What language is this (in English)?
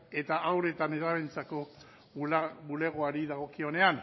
Basque